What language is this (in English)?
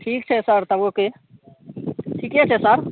Maithili